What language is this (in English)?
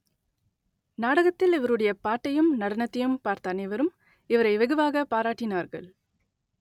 Tamil